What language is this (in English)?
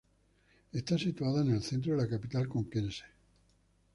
Spanish